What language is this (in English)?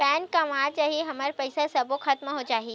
Chhattisgarhi